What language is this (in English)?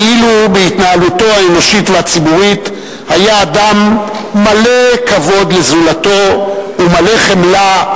Hebrew